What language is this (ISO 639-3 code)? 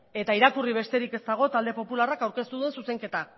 eus